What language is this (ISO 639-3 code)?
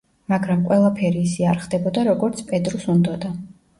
kat